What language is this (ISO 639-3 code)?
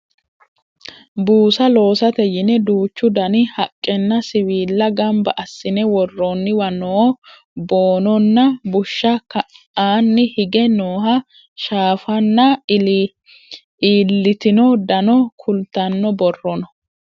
sid